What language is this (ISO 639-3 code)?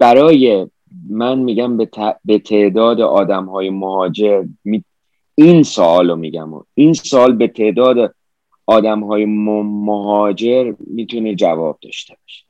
fas